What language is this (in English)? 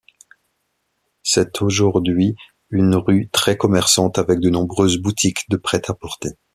French